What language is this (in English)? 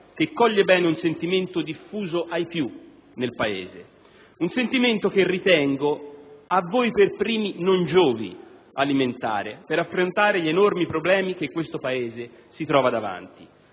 Italian